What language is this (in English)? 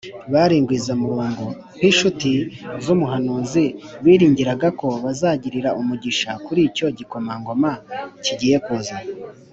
Kinyarwanda